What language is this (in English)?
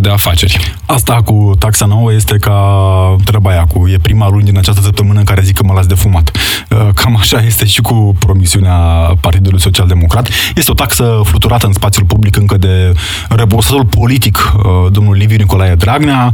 Romanian